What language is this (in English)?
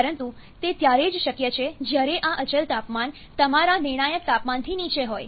Gujarati